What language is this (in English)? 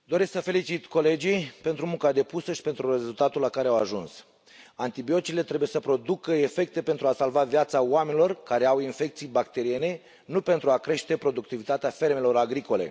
Romanian